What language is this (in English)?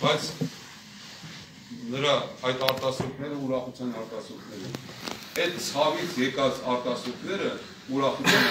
Turkish